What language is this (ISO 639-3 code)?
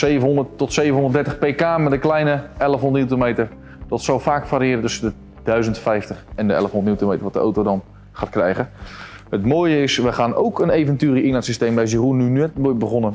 nld